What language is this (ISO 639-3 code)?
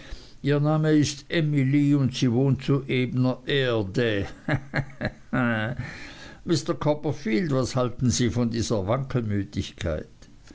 deu